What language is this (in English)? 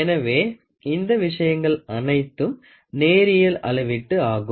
Tamil